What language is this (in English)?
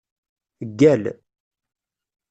Kabyle